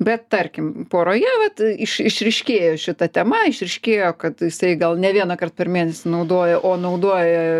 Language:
Lithuanian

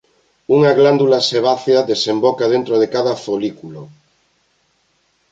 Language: Galician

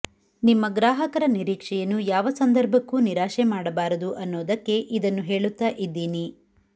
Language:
Kannada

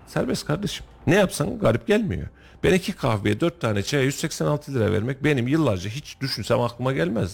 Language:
Turkish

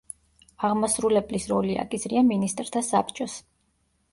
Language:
Georgian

